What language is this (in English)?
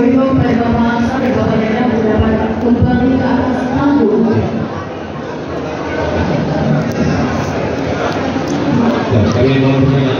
Indonesian